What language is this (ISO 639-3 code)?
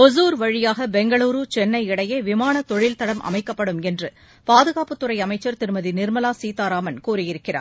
tam